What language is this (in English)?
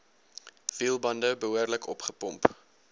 Afrikaans